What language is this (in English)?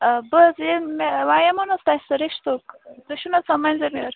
Kashmiri